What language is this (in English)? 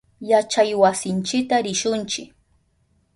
Southern Pastaza Quechua